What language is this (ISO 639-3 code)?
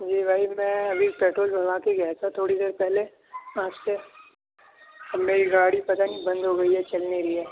urd